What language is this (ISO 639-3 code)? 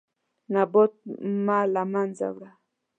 pus